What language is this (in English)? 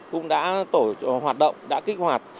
Vietnamese